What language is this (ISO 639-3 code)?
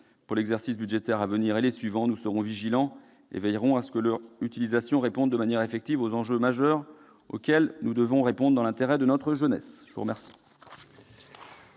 fra